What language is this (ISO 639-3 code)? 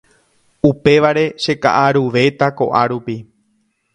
grn